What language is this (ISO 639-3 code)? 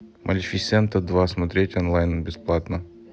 rus